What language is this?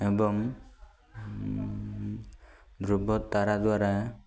Odia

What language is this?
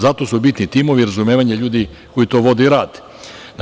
Serbian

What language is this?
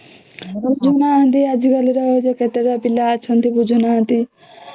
Odia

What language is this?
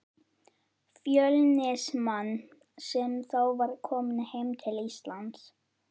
Icelandic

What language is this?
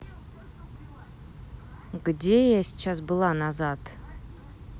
Russian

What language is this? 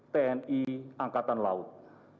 Indonesian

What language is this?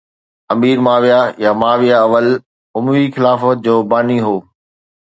Sindhi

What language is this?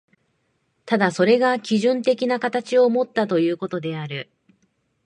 Japanese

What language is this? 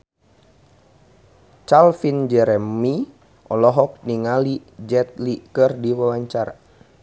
Sundanese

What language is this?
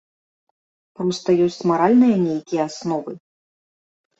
Belarusian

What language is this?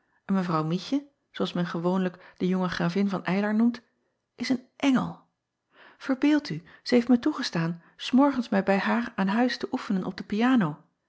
Dutch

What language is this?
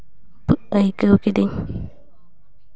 Santali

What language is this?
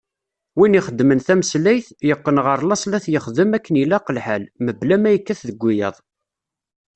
Kabyle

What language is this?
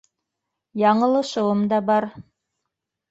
Bashkir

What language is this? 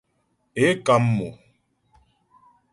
Ghomala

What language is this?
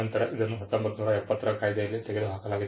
Kannada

